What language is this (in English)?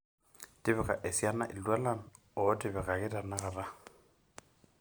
Masai